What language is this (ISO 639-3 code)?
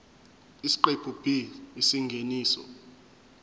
zul